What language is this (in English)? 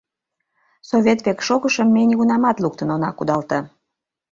Mari